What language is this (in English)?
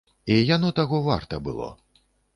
Belarusian